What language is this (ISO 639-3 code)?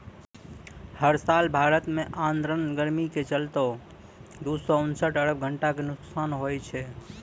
mai